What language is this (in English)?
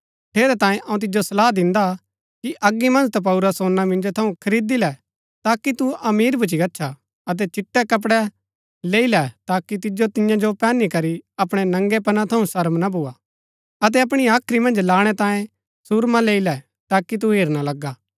Gaddi